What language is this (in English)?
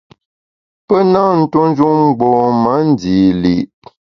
Bamun